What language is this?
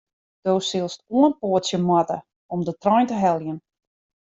Western Frisian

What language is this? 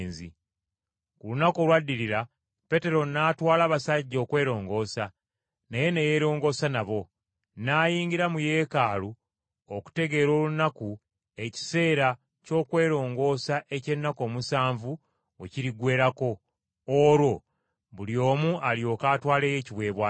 Ganda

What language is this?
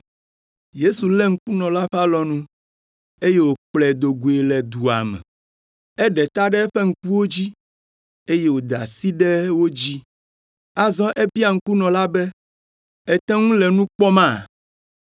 Ewe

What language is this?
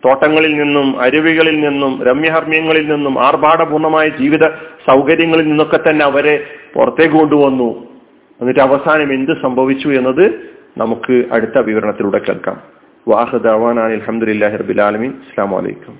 Malayalam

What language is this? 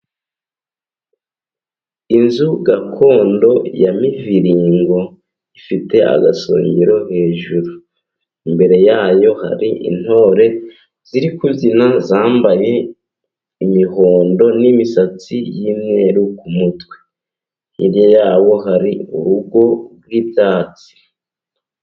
Kinyarwanda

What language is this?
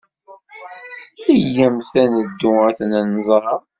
Kabyle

